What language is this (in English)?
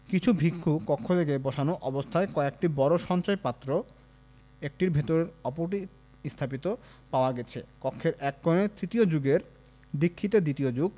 Bangla